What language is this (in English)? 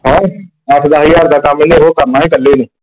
Punjabi